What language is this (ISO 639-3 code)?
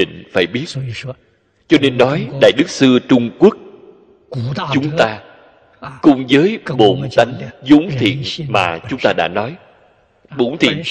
vie